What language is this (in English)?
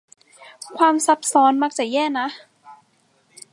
Thai